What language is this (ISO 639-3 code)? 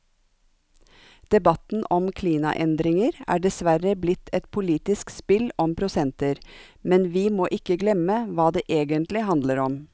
nor